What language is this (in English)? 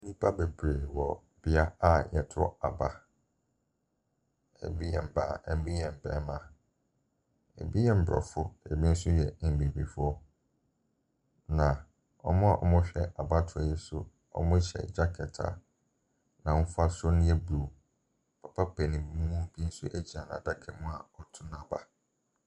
Akan